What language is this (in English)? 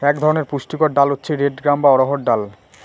Bangla